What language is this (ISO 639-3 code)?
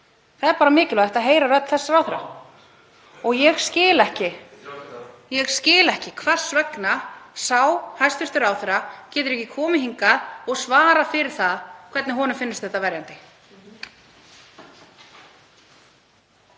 isl